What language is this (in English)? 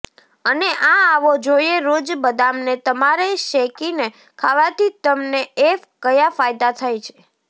Gujarati